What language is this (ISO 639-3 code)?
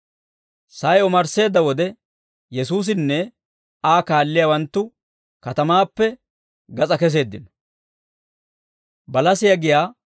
dwr